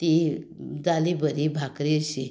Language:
Konkani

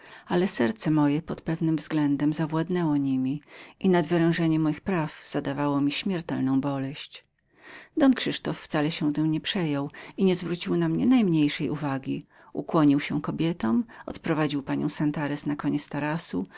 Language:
Polish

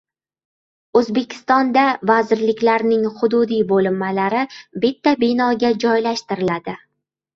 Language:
Uzbek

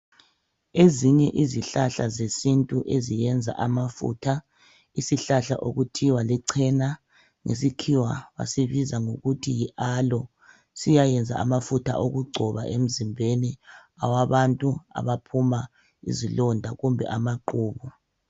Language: North Ndebele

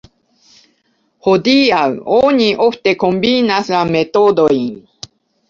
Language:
Esperanto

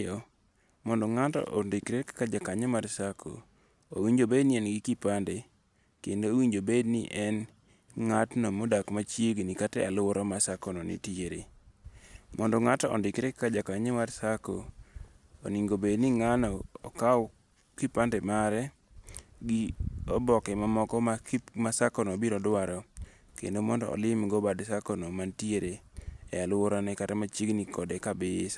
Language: Luo (Kenya and Tanzania)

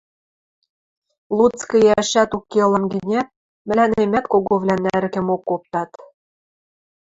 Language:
Western Mari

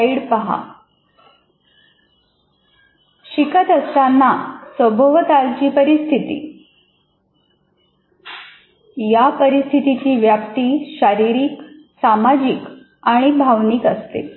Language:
Marathi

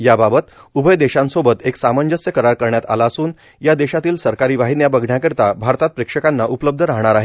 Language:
Marathi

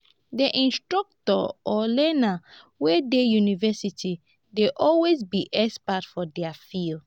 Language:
Nigerian Pidgin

